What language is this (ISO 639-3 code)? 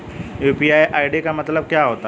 hin